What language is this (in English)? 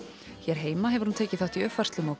Icelandic